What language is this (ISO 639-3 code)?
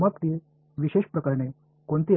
mar